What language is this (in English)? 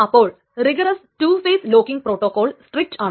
Malayalam